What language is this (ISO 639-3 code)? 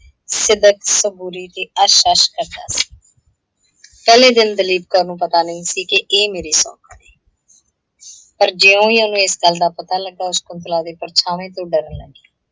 pan